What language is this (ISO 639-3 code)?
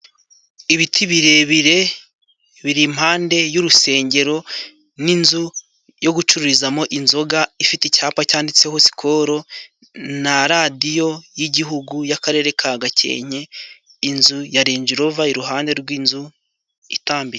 kin